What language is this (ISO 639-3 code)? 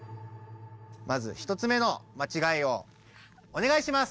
jpn